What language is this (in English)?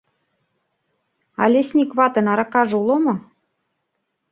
Mari